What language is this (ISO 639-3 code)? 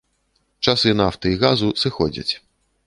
bel